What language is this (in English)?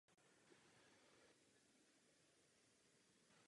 Czech